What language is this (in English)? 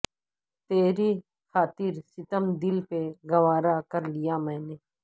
Urdu